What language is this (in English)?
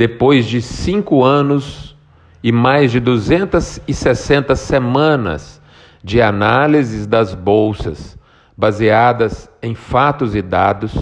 Portuguese